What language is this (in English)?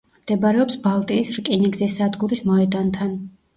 Georgian